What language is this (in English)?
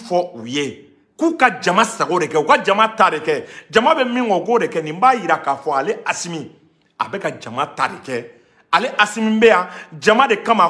French